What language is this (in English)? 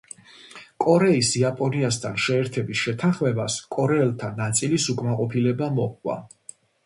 Georgian